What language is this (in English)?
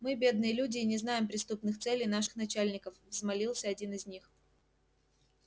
Russian